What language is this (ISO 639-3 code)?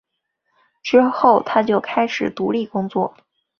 zho